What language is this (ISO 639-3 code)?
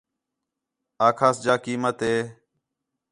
xhe